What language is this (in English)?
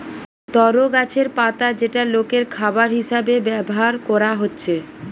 Bangla